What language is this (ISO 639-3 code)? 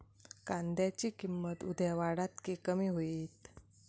mar